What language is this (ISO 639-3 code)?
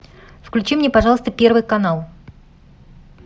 rus